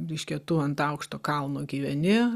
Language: Lithuanian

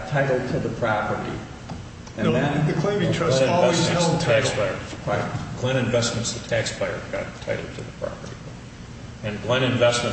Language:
English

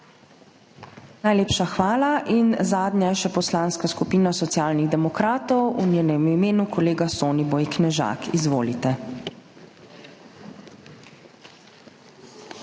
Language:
Slovenian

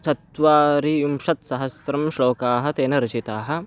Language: Sanskrit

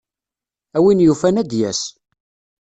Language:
Kabyle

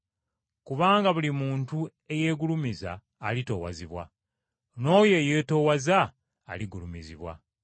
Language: Ganda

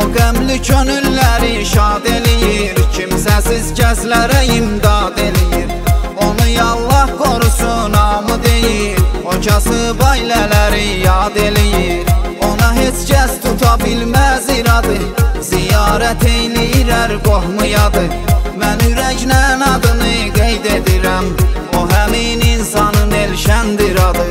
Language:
Turkish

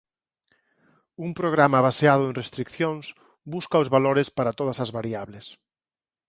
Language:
Galician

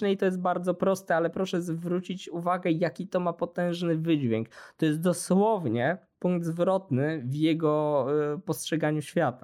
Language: Polish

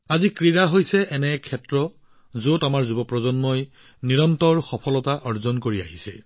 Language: Assamese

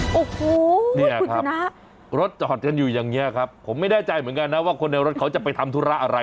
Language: Thai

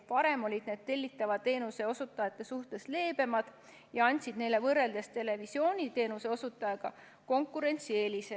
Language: Estonian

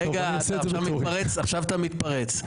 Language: Hebrew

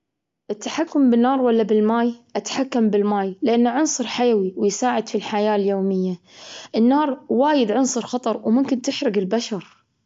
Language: Gulf Arabic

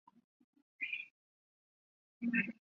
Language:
Chinese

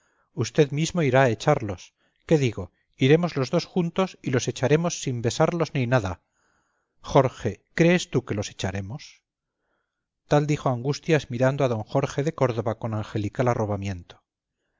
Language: Spanish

